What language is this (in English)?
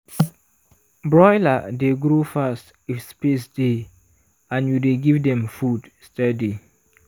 Nigerian Pidgin